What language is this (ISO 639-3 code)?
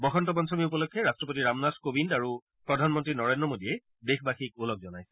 asm